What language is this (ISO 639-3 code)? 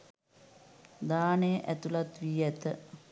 sin